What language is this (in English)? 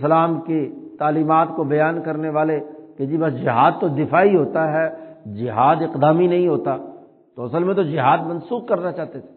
Urdu